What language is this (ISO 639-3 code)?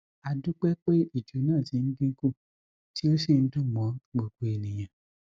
yor